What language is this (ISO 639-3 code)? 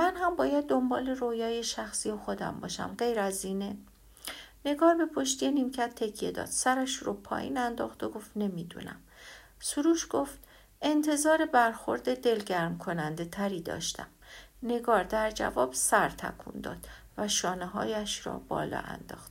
fas